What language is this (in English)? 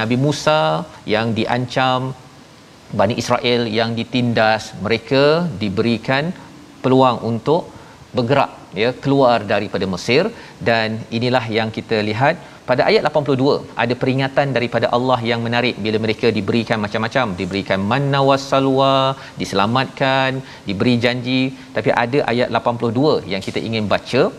Malay